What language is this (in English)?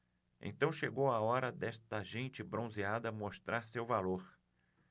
Portuguese